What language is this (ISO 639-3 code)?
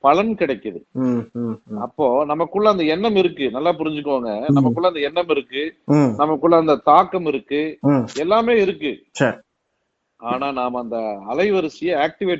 tam